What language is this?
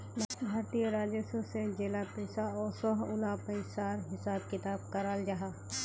Magahi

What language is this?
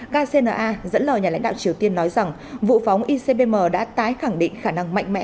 Vietnamese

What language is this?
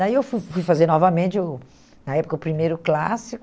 Portuguese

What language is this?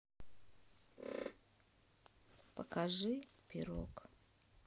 Russian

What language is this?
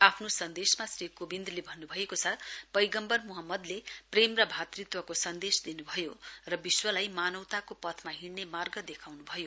Nepali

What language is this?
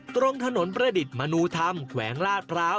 Thai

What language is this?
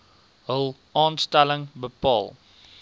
Afrikaans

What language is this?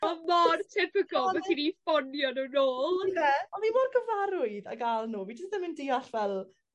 Welsh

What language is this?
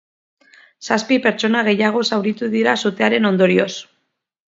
Basque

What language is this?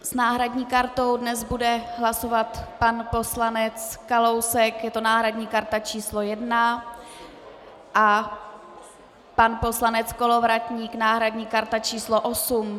Czech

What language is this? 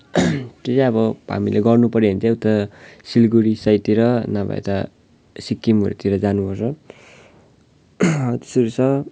Nepali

